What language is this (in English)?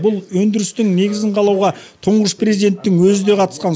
Kazakh